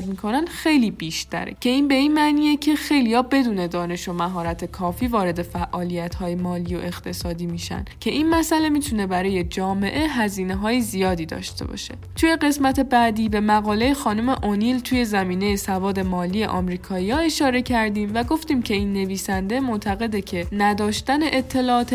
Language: Persian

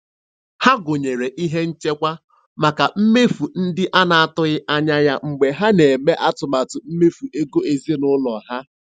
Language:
Igbo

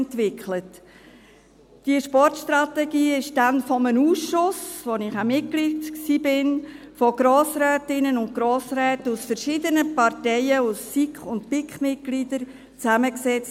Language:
Swiss German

